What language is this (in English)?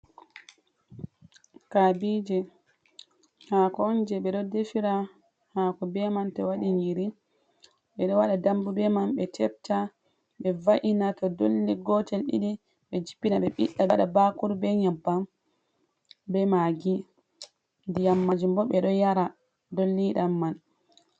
Fula